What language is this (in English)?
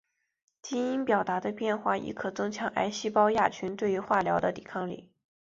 Chinese